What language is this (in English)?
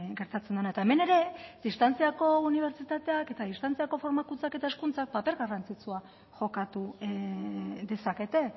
Basque